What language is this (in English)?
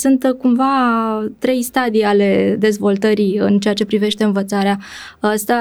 Romanian